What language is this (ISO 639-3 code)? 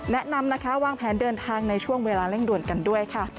tha